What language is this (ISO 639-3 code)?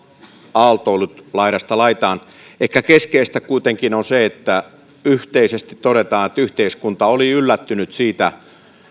fin